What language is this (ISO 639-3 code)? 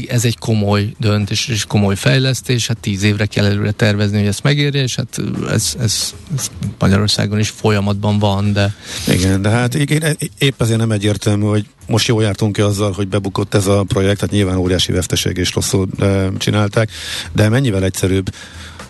hun